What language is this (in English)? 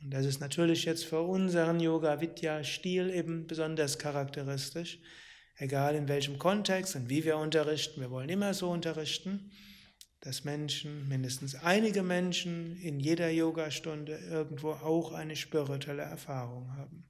German